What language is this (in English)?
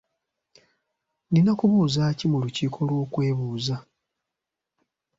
Ganda